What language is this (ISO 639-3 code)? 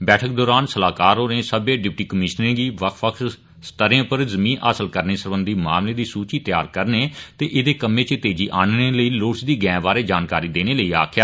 doi